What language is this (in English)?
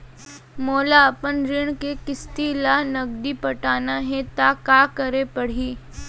Chhattisgarhi